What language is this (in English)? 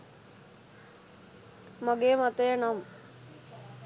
Sinhala